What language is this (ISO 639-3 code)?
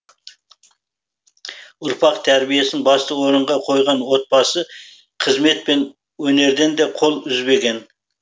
kaz